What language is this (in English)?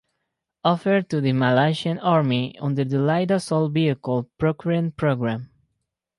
English